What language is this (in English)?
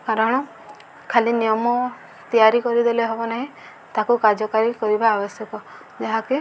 Odia